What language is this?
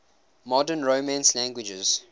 English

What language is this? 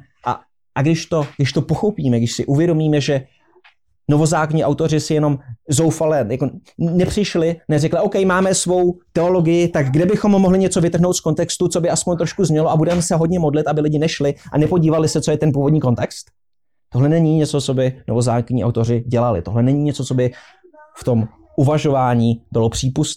Czech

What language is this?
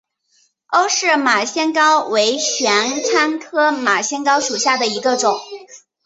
Chinese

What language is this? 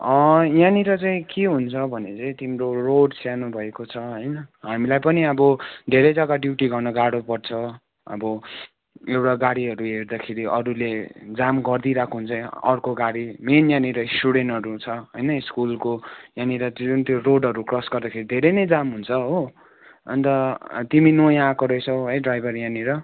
Nepali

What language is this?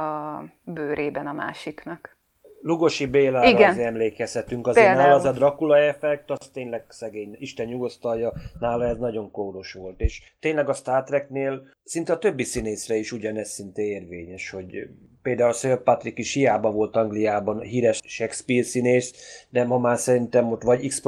Hungarian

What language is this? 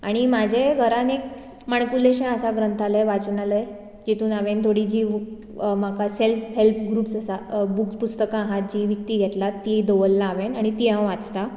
Konkani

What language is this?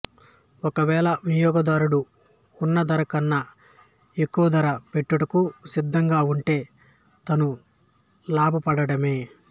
Telugu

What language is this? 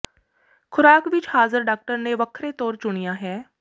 Punjabi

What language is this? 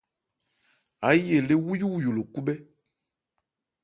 Ebrié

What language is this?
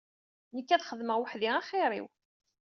Kabyle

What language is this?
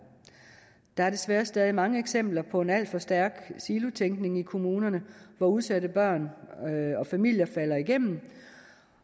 Danish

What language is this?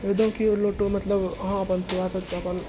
Maithili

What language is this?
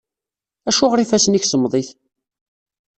Kabyle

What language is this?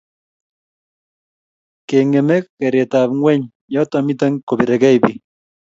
Kalenjin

